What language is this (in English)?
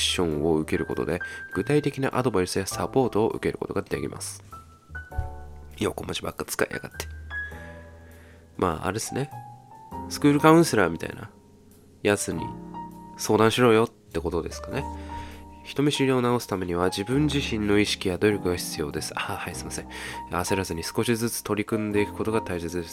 Japanese